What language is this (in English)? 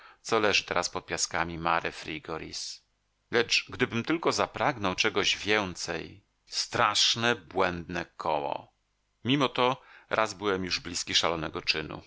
Polish